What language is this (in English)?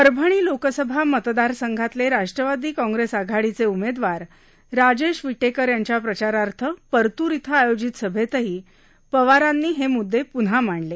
Marathi